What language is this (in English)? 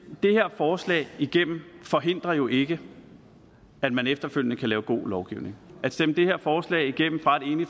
Danish